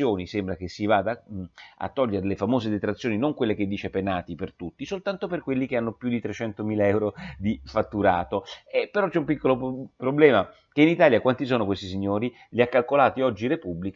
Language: Italian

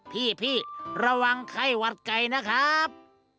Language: Thai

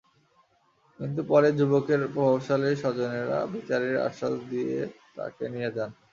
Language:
Bangla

